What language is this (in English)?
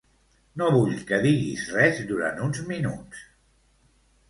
Catalan